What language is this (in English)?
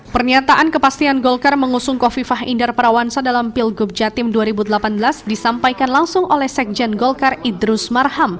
Indonesian